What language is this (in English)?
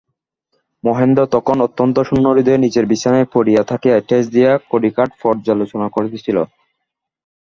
Bangla